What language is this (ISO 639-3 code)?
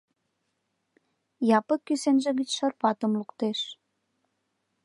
chm